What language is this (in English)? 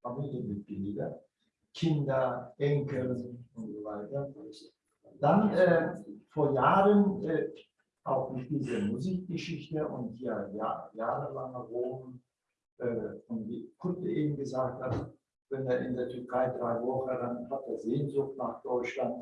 German